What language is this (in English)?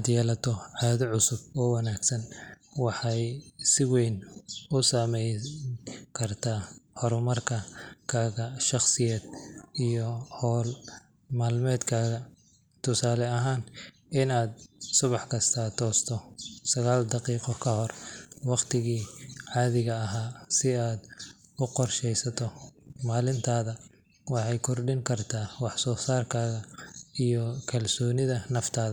Somali